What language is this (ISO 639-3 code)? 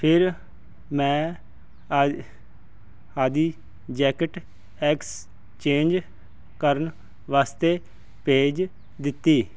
pan